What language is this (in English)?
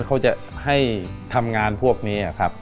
Thai